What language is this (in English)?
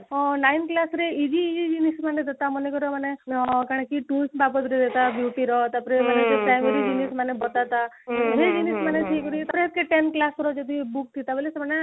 Odia